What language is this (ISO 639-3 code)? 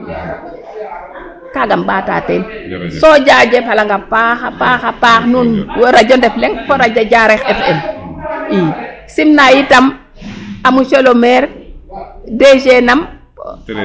srr